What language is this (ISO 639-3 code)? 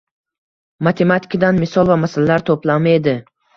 uzb